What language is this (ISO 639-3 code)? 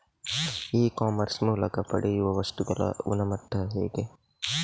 kan